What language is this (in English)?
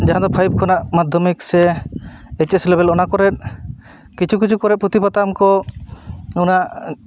Santali